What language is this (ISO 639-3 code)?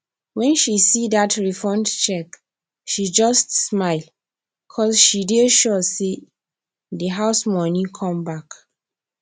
pcm